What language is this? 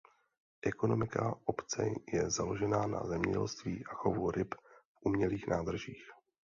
Czech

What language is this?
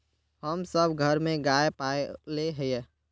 Magahi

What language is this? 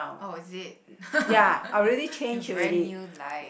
English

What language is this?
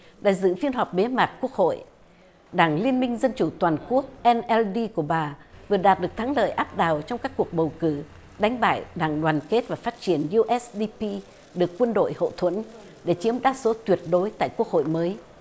Vietnamese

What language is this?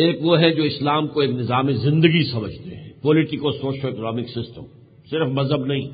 Urdu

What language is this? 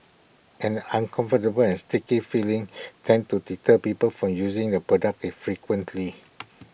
English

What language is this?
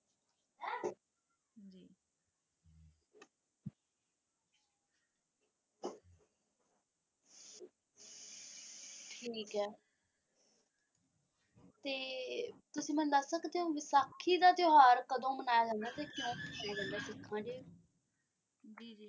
Punjabi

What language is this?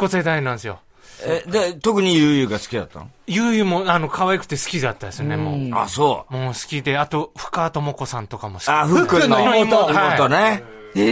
Japanese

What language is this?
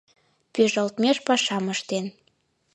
Mari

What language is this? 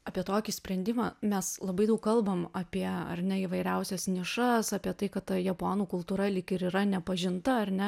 Lithuanian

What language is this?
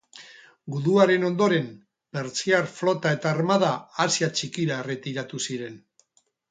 Basque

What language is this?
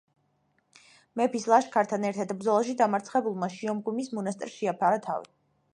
Georgian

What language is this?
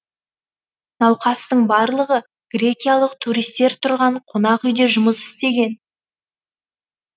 Kazakh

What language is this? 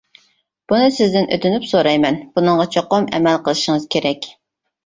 Uyghur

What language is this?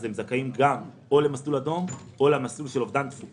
Hebrew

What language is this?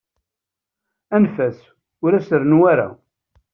Kabyle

